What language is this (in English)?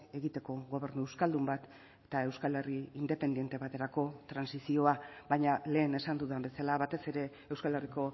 Basque